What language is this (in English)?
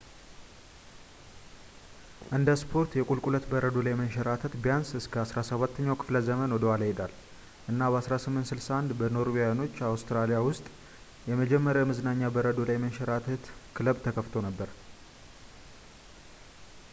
Amharic